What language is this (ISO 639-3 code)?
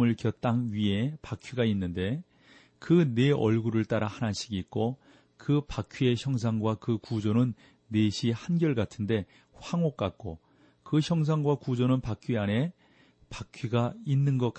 kor